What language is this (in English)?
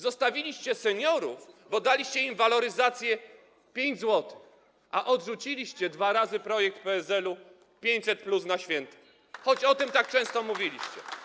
Polish